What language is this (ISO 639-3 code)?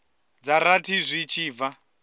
ven